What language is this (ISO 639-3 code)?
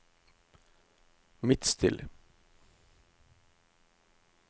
nor